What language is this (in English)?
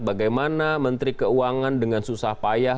Indonesian